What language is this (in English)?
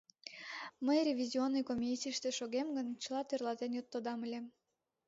Mari